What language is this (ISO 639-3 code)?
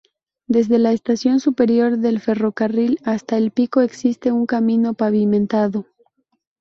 spa